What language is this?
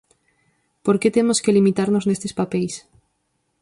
Galician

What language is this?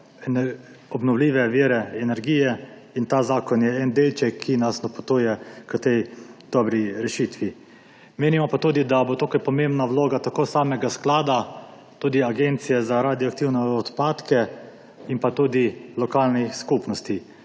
Slovenian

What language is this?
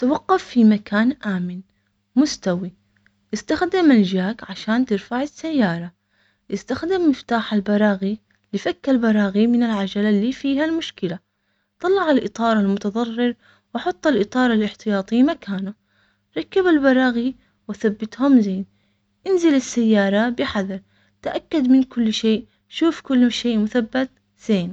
Omani Arabic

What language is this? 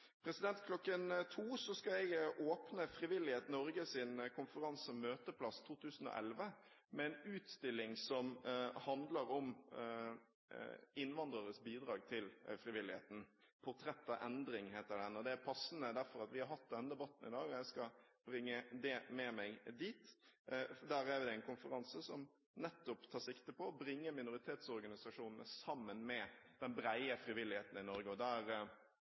Norwegian Bokmål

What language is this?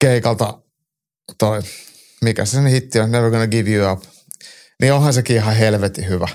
Finnish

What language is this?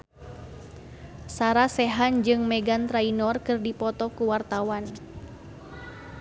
Sundanese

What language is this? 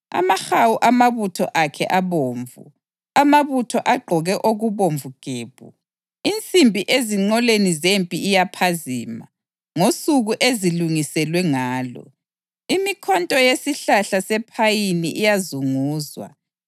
North Ndebele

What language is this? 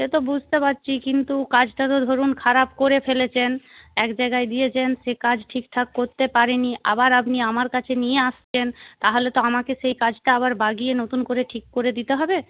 Bangla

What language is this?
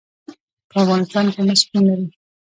Pashto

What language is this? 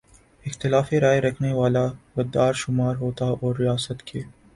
Urdu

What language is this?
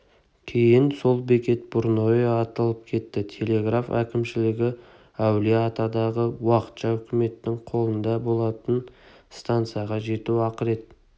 Kazakh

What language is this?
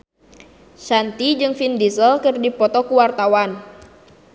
Sundanese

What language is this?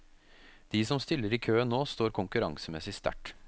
Norwegian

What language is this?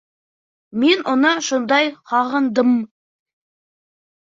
Bashkir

